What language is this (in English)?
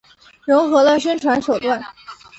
Chinese